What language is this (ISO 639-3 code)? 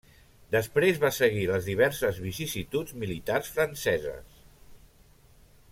cat